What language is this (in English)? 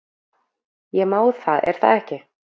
Icelandic